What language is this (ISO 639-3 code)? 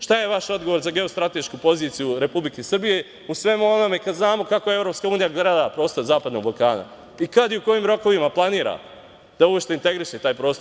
srp